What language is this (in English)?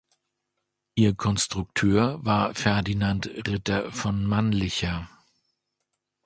German